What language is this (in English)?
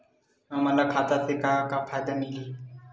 Chhattisgarhi